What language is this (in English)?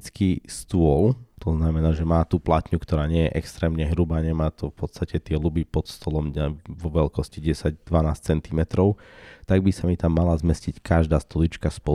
Slovak